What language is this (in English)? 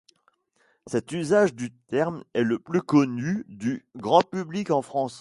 French